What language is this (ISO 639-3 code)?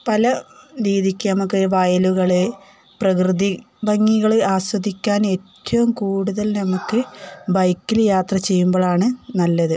mal